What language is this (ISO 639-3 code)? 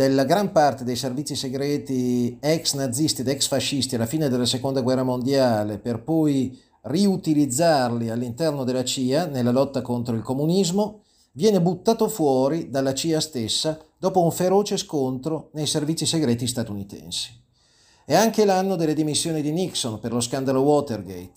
ita